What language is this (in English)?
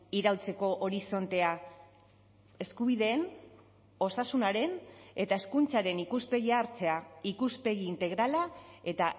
Basque